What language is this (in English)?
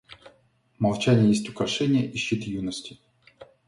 Russian